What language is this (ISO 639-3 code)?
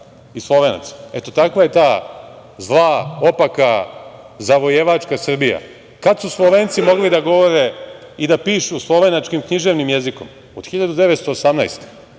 srp